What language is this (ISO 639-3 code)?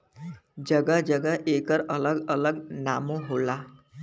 bho